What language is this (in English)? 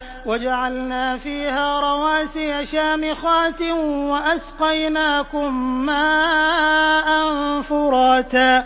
Arabic